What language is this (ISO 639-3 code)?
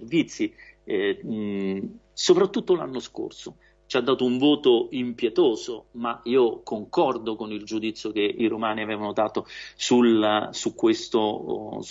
ita